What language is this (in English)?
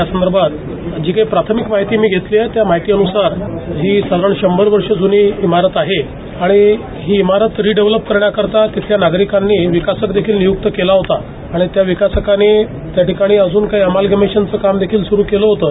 Marathi